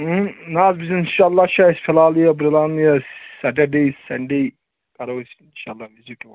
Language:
Kashmiri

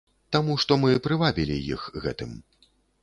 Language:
Belarusian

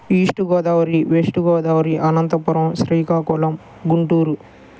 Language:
Telugu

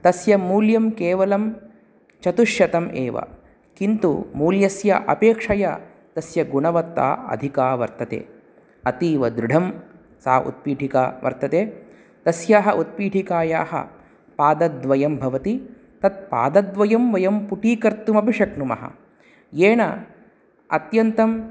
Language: Sanskrit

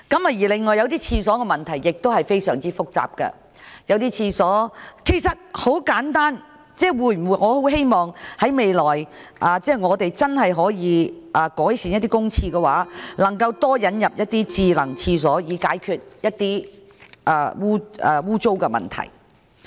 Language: Cantonese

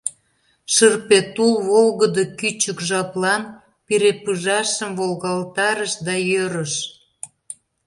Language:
Mari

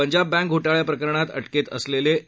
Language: Marathi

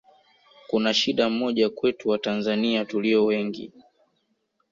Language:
Swahili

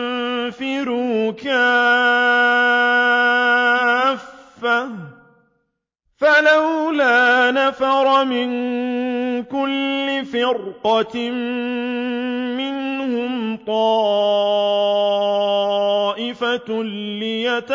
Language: Arabic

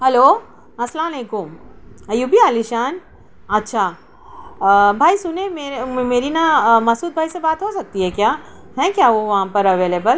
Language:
Urdu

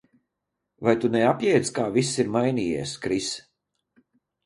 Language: Latvian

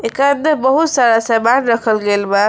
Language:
Bhojpuri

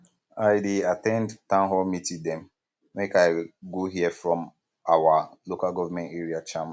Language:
Nigerian Pidgin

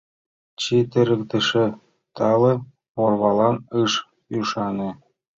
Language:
Mari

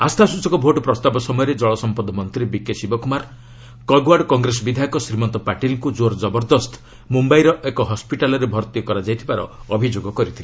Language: Odia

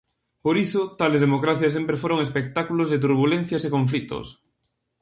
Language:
Galician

